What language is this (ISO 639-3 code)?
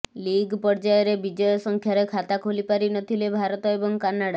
ori